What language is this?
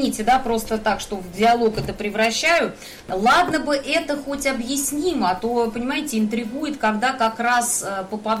Russian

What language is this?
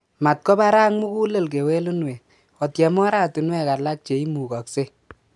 Kalenjin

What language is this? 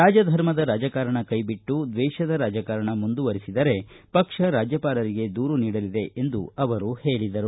Kannada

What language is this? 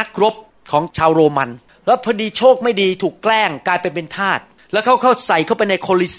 Thai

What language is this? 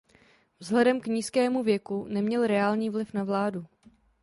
Czech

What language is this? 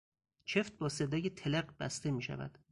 Persian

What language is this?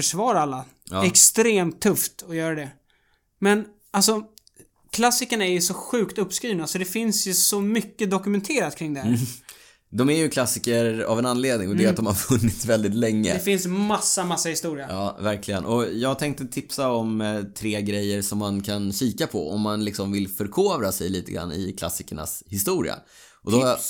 Swedish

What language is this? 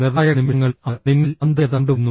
Malayalam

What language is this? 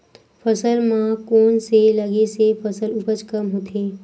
Chhattisgarhi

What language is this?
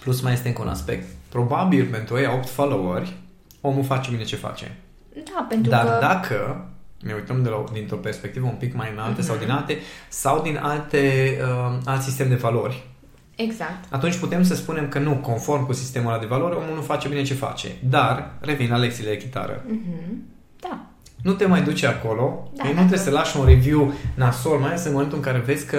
Romanian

